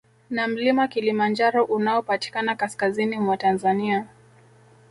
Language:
Swahili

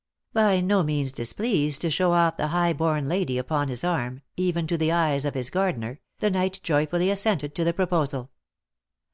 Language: English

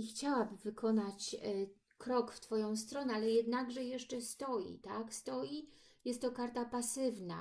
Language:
Polish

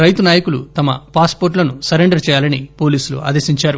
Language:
Telugu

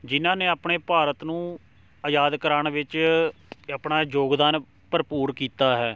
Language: Punjabi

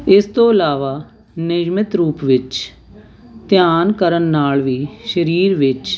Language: Punjabi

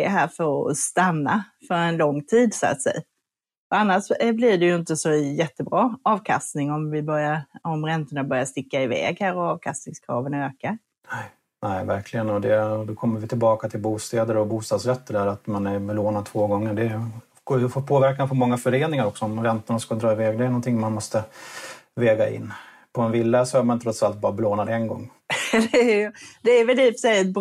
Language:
Swedish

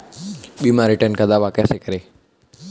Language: Hindi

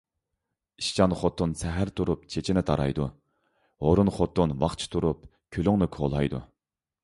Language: Uyghur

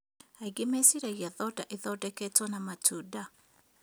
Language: Kikuyu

